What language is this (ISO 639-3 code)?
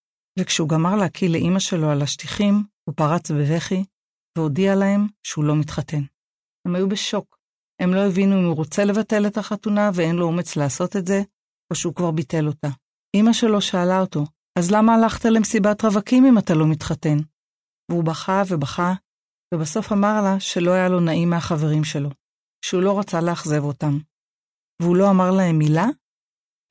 heb